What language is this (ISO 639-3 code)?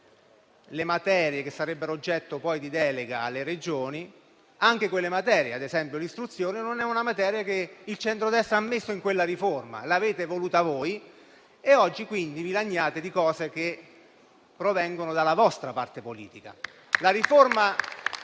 ita